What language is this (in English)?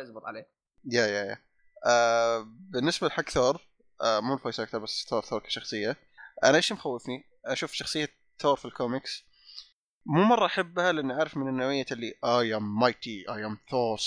Arabic